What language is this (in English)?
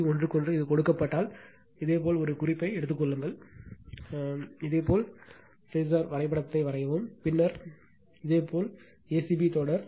Tamil